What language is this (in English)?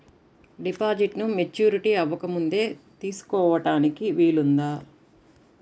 Telugu